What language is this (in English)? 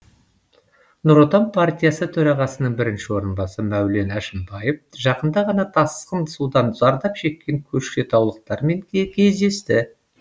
Kazakh